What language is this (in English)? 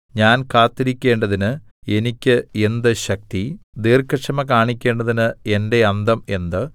Malayalam